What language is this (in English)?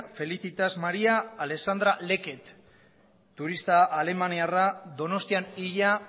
Basque